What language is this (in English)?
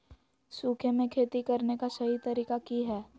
Magahi